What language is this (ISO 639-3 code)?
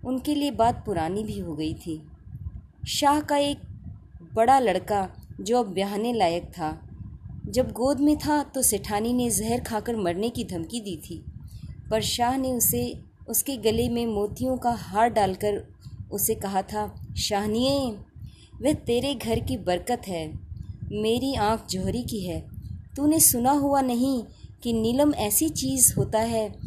hin